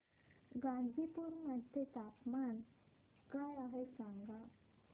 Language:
Marathi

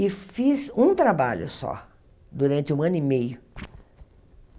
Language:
Portuguese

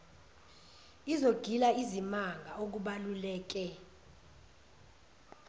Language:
Zulu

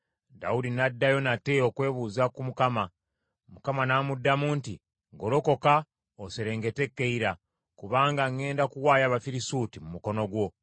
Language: Ganda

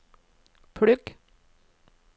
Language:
Norwegian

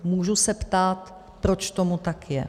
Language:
Czech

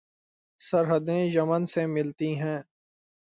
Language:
Urdu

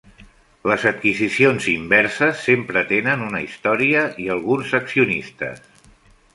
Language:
Catalan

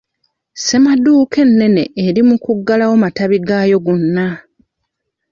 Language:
Ganda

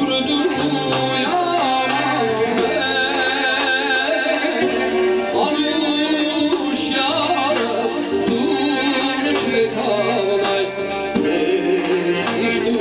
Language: Turkish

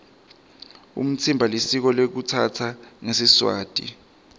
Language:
Swati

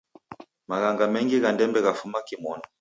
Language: Taita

